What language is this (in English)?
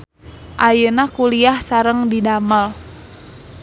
Sundanese